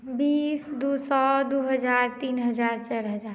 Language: Maithili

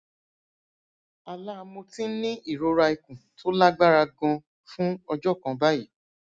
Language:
Yoruba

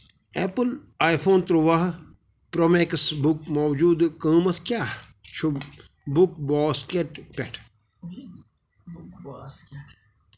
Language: Kashmiri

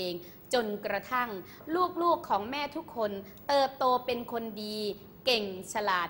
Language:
Thai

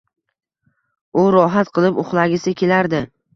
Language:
Uzbek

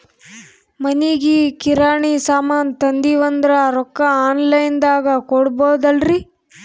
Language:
Kannada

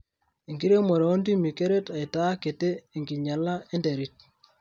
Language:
Masai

